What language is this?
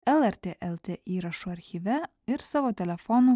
Lithuanian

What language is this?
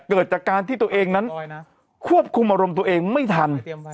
Thai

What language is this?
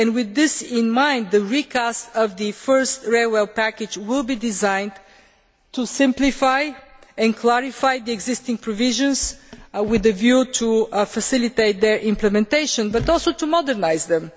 English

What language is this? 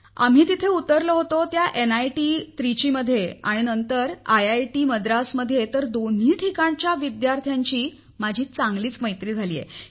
Marathi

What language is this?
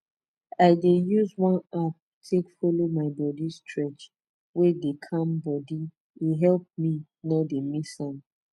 Nigerian Pidgin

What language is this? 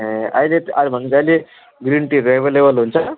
Nepali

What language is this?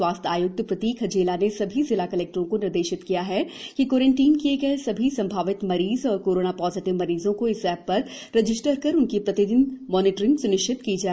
Hindi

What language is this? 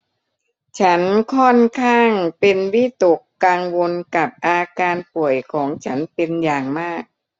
Thai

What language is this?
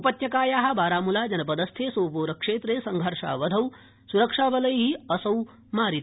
Sanskrit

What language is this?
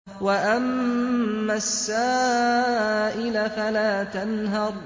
Arabic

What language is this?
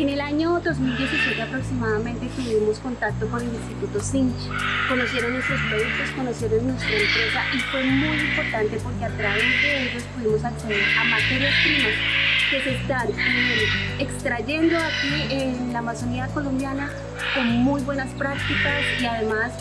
Spanish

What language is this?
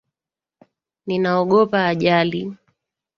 Swahili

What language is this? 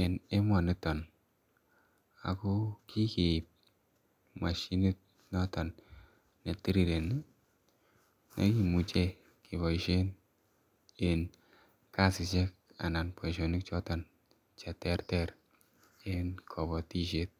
Kalenjin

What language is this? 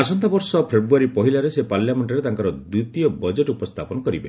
Odia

